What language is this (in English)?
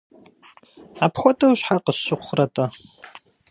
Kabardian